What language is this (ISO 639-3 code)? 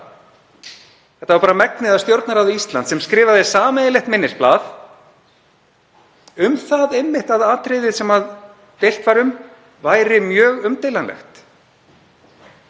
isl